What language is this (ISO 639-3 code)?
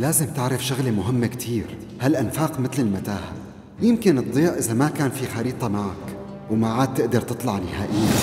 ara